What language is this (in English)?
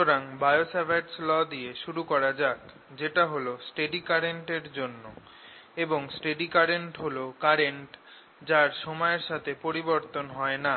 Bangla